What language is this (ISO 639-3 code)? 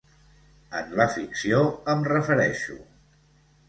cat